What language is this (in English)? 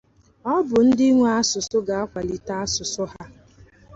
Igbo